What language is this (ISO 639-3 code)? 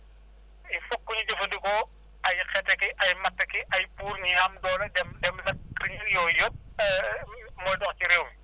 wol